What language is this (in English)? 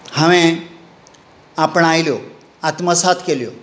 Konkani